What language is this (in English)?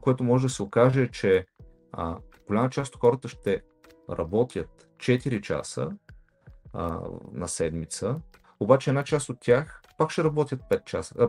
Bulgarian